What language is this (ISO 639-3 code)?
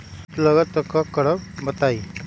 mag